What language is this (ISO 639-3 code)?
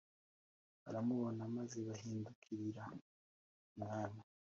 kin